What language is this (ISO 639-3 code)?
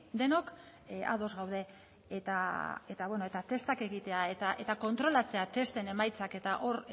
eus